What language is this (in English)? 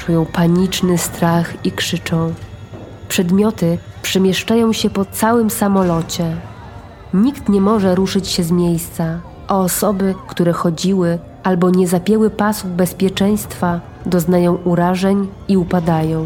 Polish